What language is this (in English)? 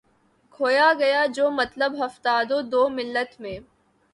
Urdu